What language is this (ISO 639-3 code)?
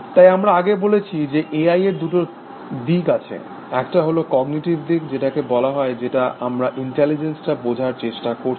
ben